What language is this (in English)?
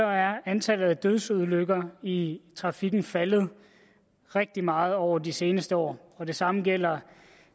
Danish